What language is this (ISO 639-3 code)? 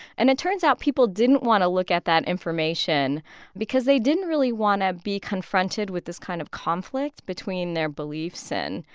eng